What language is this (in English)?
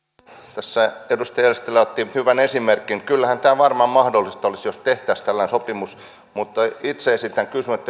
Finnish